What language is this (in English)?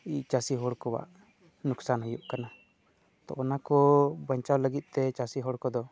Santali